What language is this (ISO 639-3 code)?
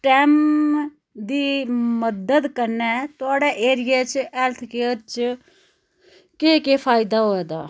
doi